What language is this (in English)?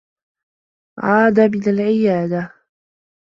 Arabic